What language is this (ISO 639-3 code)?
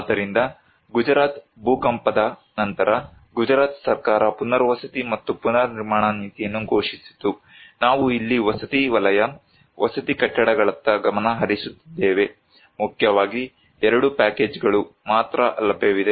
kan